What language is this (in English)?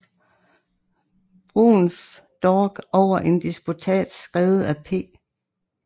Danish